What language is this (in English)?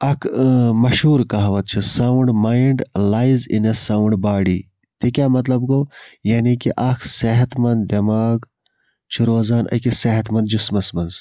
Kashmiri